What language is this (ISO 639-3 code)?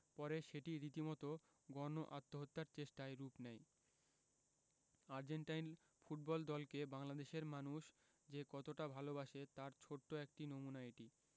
ben